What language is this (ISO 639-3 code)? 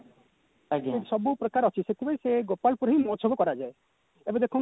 ori